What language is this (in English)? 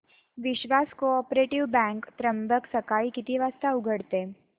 Marathi